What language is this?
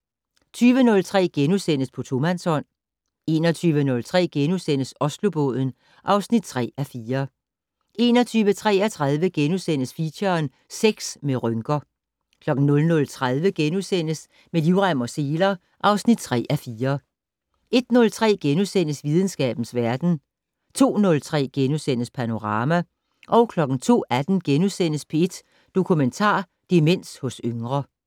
Danish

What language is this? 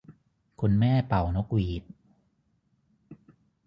Thai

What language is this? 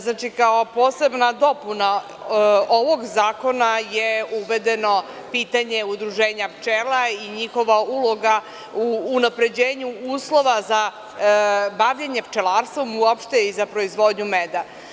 Serbian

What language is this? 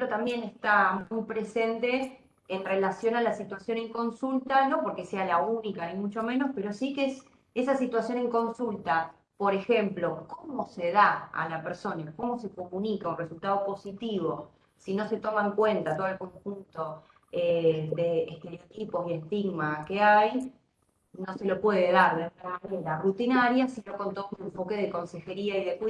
Spanish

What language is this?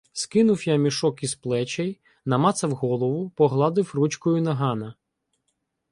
Ukrainian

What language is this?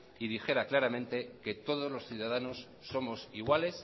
Spanish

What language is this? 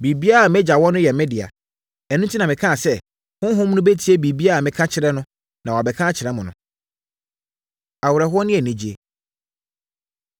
Akan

